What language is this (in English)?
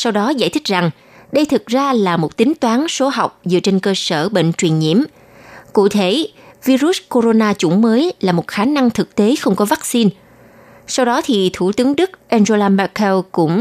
Vietnamese